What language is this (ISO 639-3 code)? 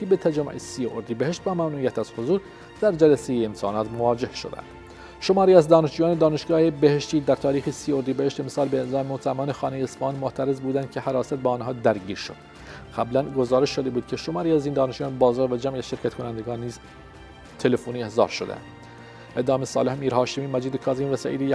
fas